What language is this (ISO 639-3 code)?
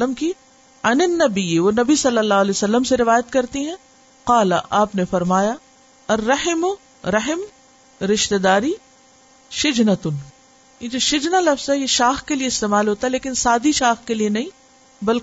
urd